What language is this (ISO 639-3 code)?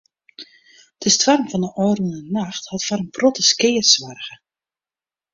fry